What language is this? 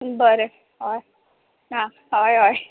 Konkani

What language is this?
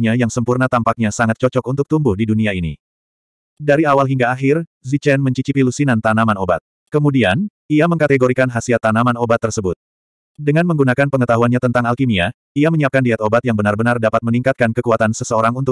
Indonesian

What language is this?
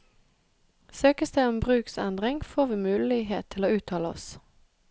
Norwegian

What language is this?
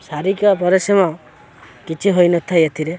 Odia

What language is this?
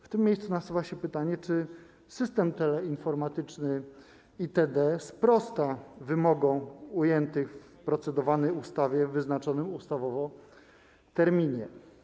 Polish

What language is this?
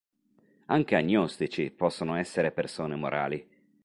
Italian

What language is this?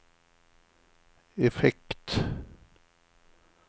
Swedish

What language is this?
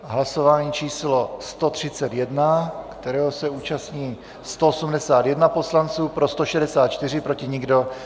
Czech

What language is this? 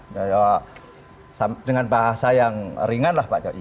Indonesian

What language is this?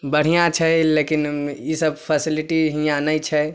Maithili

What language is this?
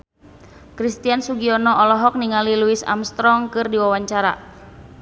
Sundanese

